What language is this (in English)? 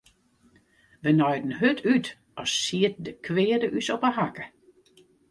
Western Frisian